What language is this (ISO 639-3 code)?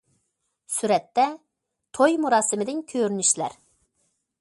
uig